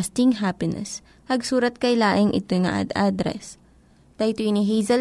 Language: Filipino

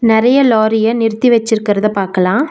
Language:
Tamil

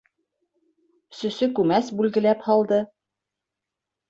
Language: Bashkir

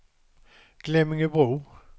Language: Swedish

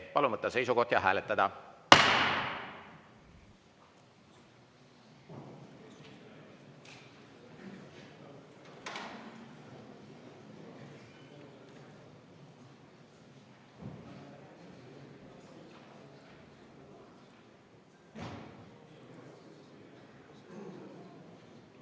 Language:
Estonian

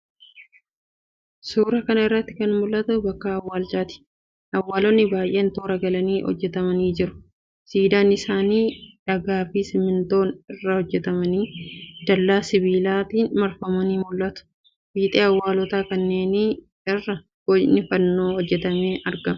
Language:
Oromo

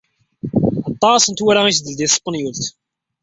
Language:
Kabyle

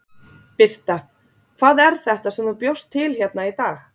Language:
Icelandic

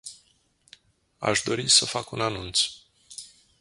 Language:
Romanian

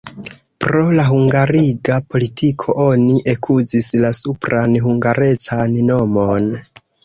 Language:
Esperanto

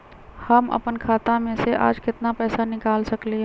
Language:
Magahi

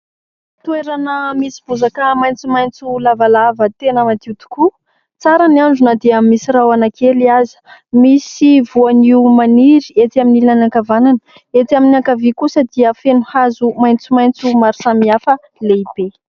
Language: Malagasy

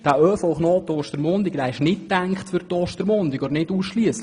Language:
Swiss German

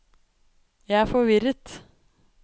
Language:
Norwegian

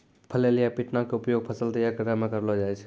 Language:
Maithili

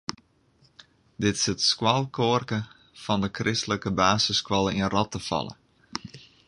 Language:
Western Frisian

